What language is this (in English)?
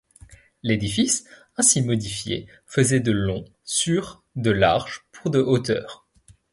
French